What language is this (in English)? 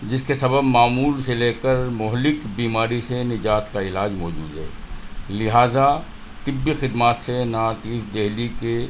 Urdu